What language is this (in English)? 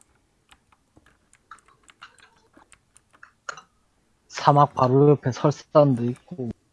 Korean